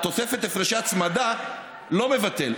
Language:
Hebrew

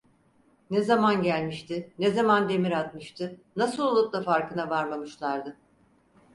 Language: Turkish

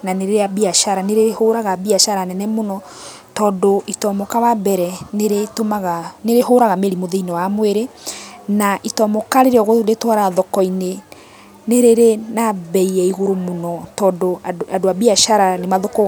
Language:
Kikuyu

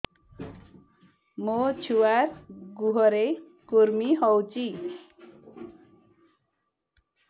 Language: Odia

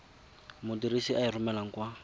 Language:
Tswana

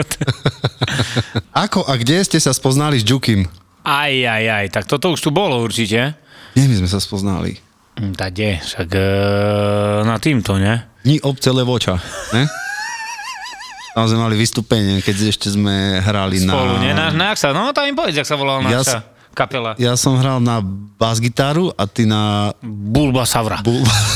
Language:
Slovak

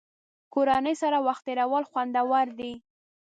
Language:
Pashto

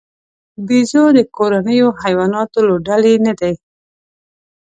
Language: Pashto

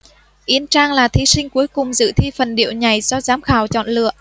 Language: Vietnamese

